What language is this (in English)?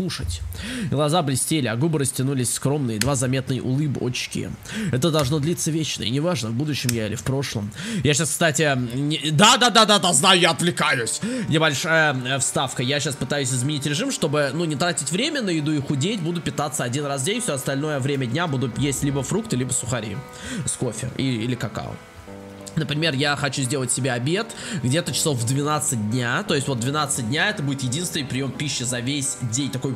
Russian